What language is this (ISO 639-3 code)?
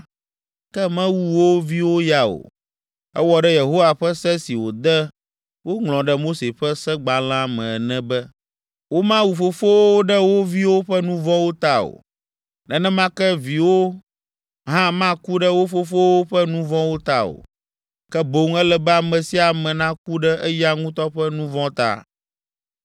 ewe